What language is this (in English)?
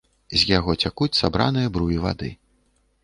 Belarusian